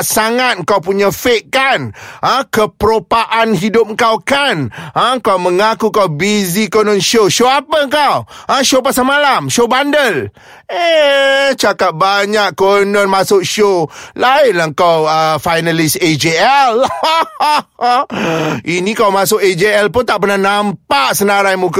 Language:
Malay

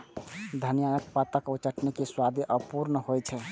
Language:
Maithili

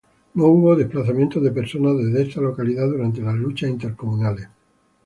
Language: Spanish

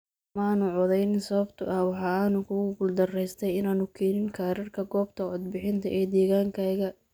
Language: Somali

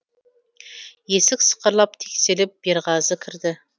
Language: Kazakh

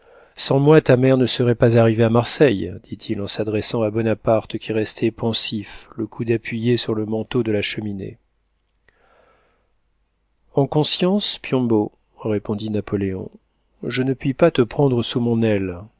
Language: French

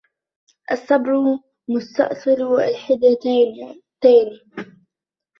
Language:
Arabic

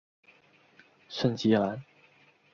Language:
Chinese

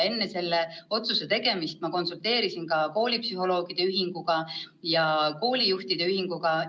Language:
Estonian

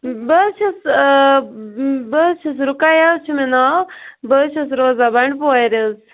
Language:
Kashmiri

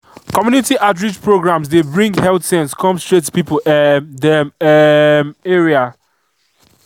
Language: Nigerian Pidgin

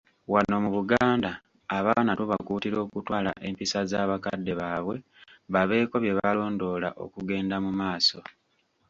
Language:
Ganda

